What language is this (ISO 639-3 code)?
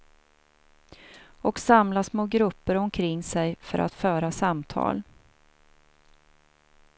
swe